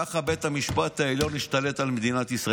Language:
Hebrew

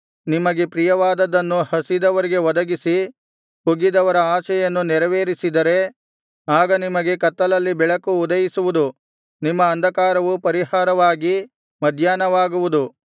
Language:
Kannada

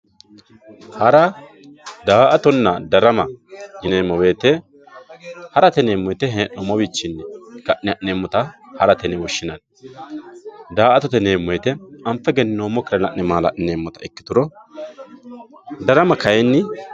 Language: Sidamo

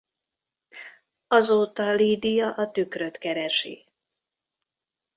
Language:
Hungarian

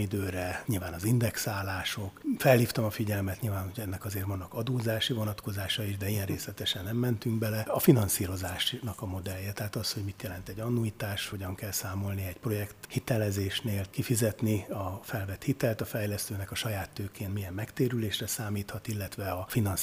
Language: Hungarian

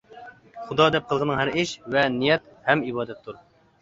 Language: Uyghur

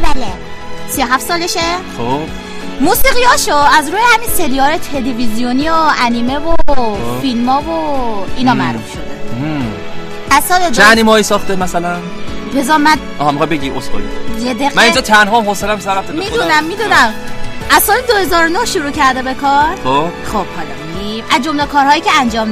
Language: Persian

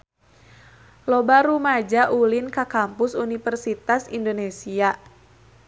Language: Sundanese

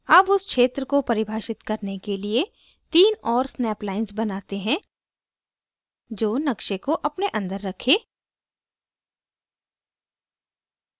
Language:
Hindi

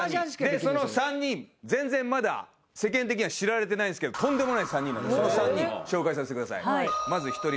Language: Japanese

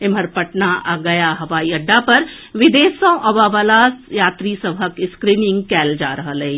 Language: Maithili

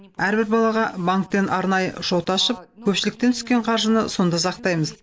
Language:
Kazakh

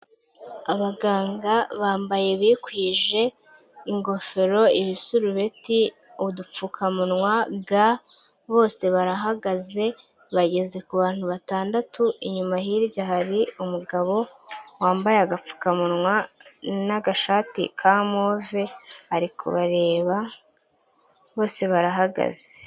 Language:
Kinyarwanda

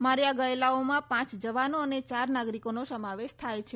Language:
Gujarati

